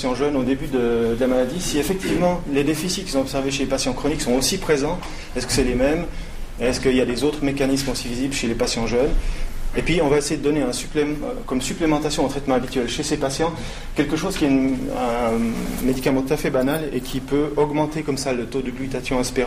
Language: French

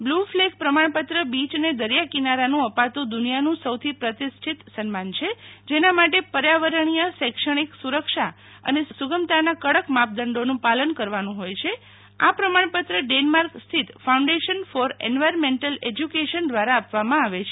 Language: Gujarati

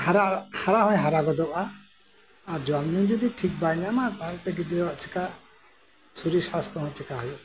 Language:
Santali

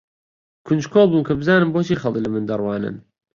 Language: Central Kurdish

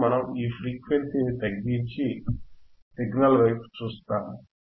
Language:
Telugu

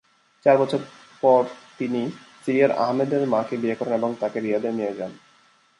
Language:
Bangla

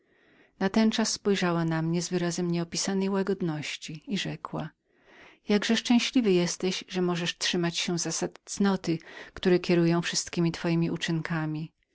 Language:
Polish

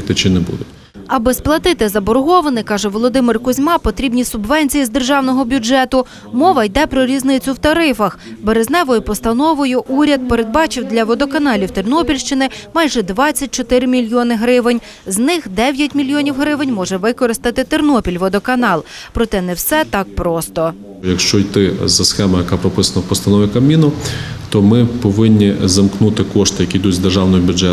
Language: Ukrainian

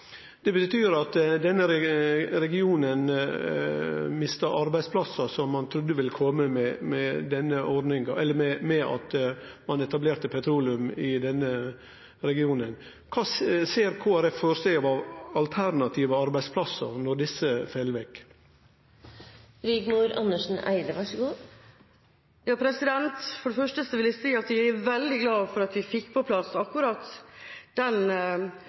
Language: Norwegian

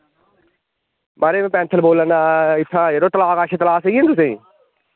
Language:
Dogri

